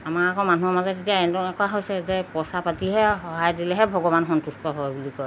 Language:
Assamese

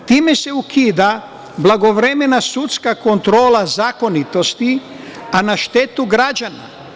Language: Serbian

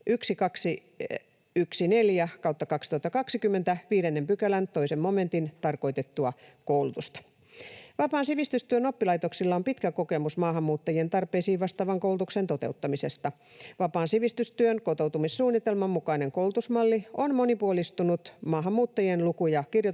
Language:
Finnish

